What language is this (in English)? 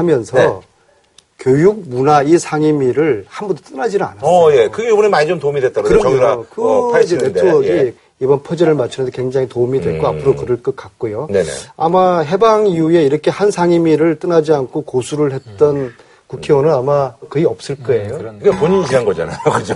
Korean